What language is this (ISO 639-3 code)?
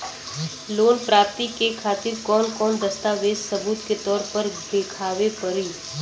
bho